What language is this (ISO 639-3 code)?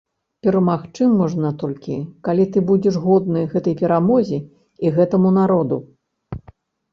bel